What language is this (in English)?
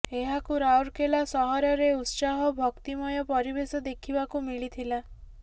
Odia